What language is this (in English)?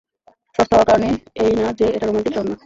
Bangla